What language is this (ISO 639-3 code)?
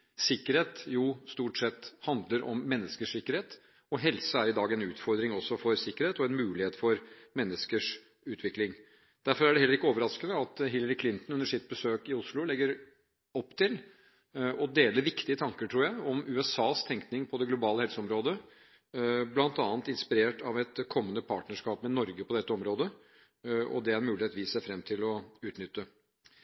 nob